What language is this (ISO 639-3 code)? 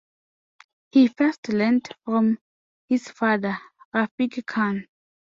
eng